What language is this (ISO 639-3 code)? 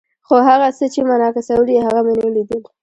pus